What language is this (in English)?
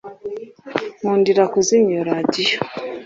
Kinyarwanda